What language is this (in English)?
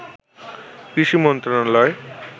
Bangla